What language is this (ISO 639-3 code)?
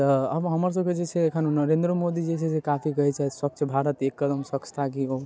mai